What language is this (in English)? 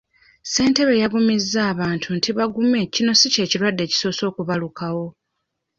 Ganda